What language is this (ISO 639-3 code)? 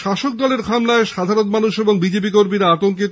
ben